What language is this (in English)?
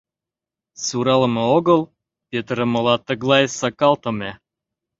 Mari